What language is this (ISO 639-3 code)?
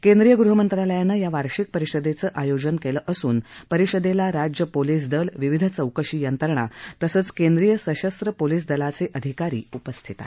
mar